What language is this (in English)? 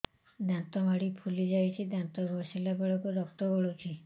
Odia